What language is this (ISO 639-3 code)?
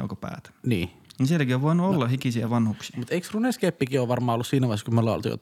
fin